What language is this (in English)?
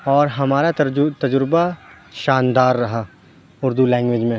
Urdu